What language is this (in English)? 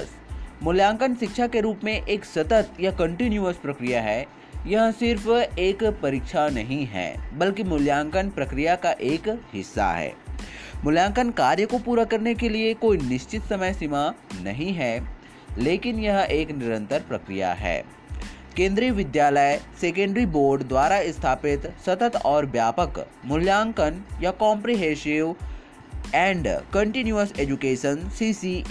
Hindi